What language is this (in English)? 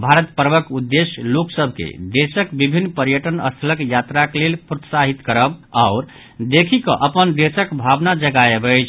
Maithili